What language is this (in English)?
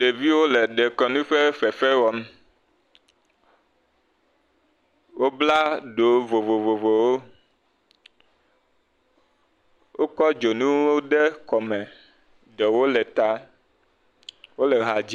Ewe